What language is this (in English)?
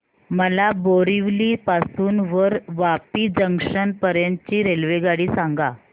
Marathi